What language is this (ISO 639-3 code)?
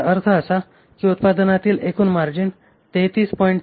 mar